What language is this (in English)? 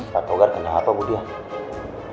Indonesian